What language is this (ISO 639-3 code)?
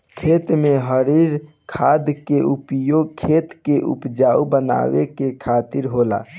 bho